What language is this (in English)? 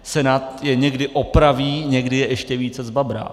Czech